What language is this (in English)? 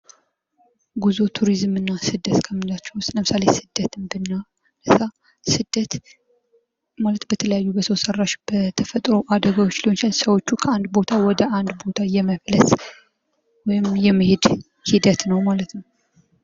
Amharic